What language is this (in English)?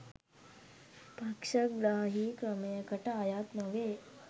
Sinhala